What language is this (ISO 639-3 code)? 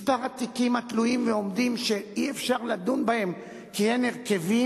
heb